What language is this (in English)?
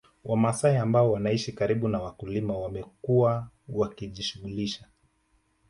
Swahili